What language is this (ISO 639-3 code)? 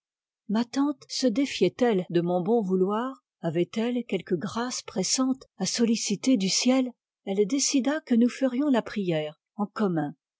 fra